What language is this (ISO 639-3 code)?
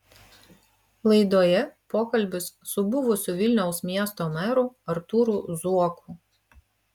lit